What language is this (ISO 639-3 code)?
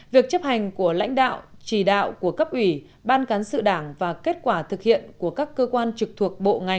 vie